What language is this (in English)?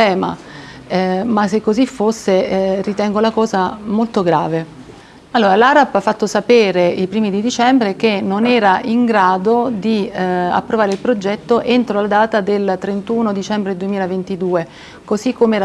Italian